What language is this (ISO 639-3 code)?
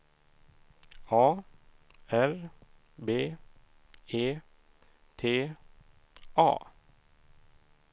swe